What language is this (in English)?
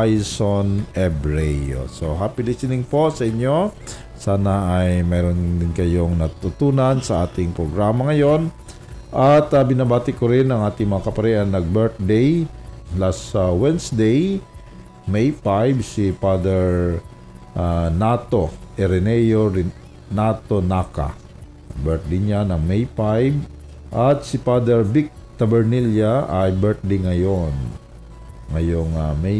Filipino